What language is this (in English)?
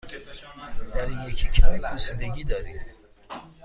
Persian